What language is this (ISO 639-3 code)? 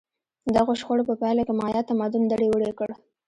pus